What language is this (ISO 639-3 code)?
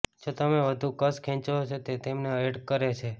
guj